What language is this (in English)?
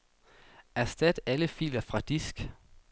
Danish